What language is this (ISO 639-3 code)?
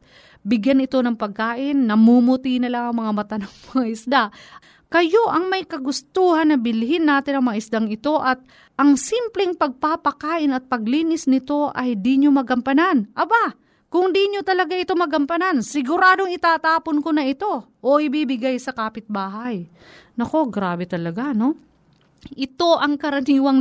fil